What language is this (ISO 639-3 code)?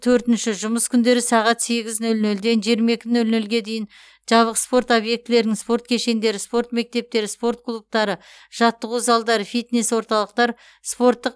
kaz